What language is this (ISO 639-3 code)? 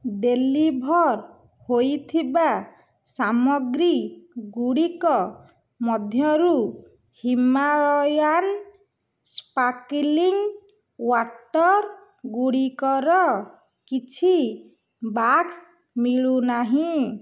ori